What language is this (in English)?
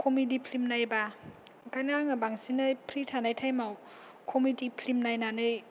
Bodo